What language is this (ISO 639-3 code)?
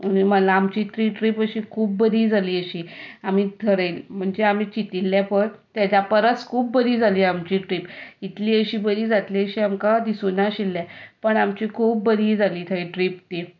kok